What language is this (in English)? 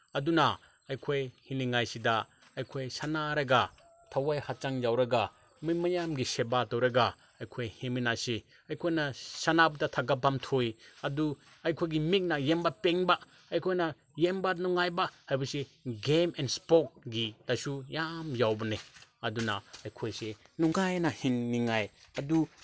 Manipuri